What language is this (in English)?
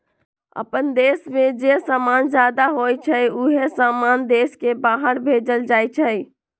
Magahi